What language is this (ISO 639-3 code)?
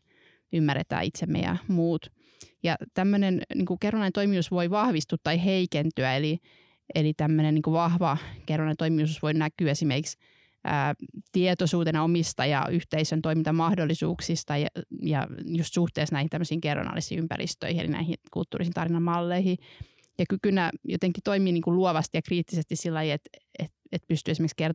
fin